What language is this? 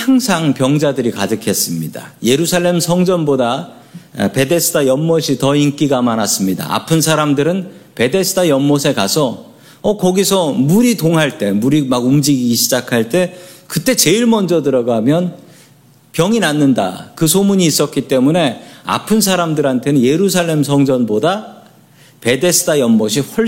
Korean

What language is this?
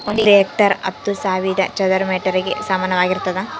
Kannada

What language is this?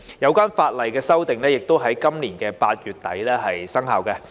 Cantonese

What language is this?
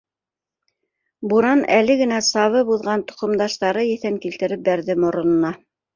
Bashkir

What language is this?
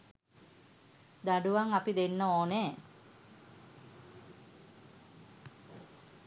Sinhala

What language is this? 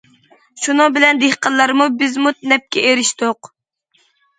Uyghur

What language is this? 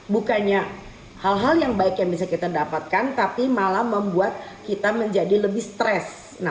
Indonesian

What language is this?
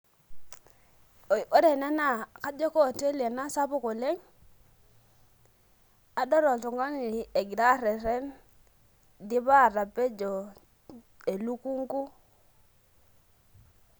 Masai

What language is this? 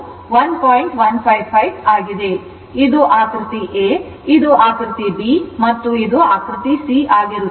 Kannada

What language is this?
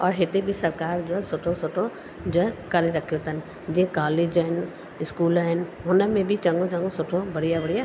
Sindhi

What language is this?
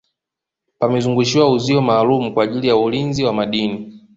Swahili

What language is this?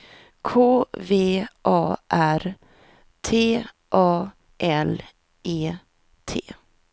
Swedish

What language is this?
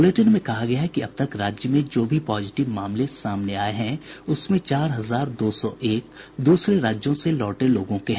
Hindi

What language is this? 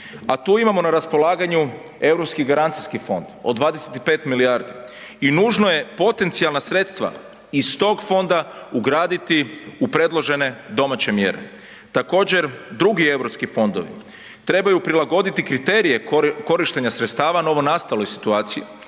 Croatian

